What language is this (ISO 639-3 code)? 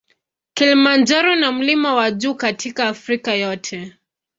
swa